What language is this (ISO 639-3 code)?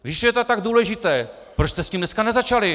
ces